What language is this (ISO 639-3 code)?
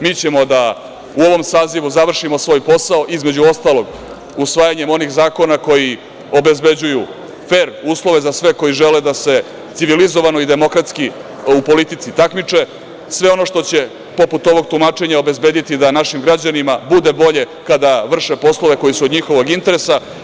srp